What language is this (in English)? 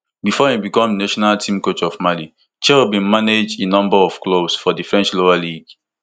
Nigerian Pidgin